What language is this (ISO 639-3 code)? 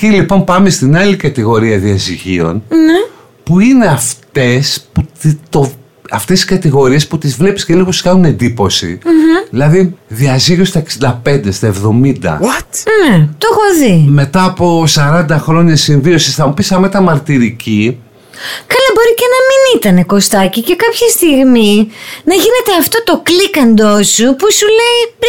ell